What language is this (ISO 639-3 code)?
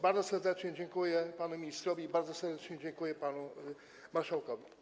pol